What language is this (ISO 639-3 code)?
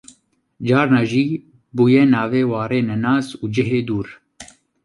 kur